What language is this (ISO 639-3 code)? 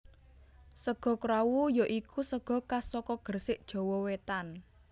jav